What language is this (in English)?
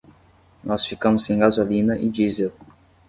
Portuguese